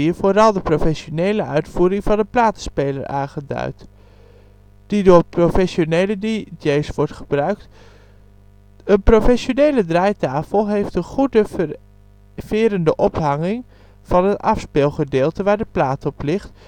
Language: Dutch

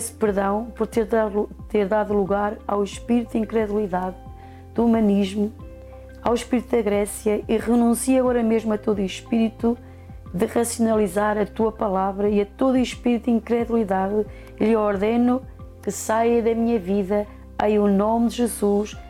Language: Portuguese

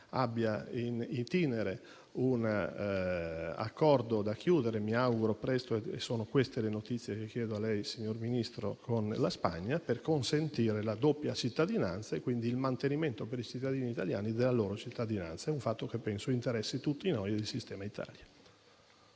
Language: Italian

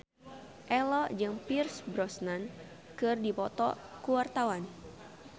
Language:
Sundanese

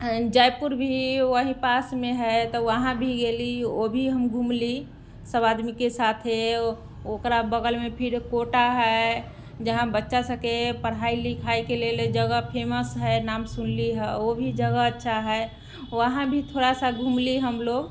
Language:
Maithili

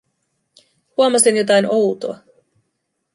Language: Finnish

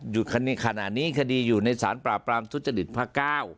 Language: Thai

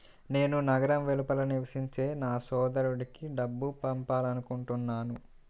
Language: Telugu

